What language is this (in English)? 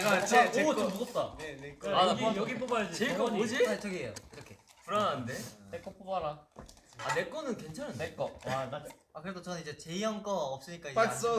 Korean